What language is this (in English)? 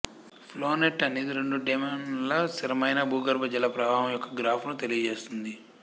Telugu